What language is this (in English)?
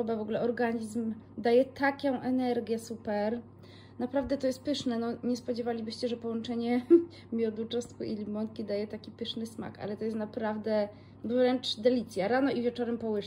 Polish